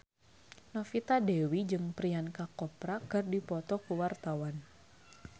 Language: Sundanese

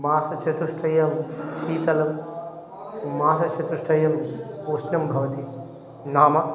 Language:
Sanskrit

